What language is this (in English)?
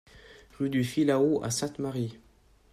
French